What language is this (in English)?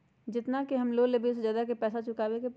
Magahi